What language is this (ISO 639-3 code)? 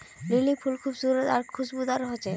mag